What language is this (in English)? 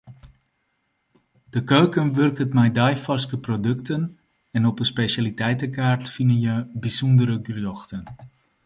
Western Frisian